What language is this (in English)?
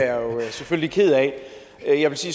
Danish